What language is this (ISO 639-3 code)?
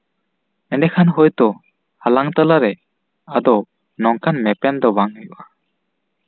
sat